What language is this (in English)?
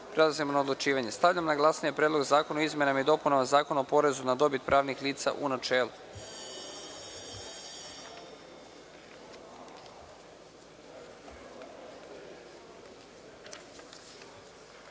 Serbian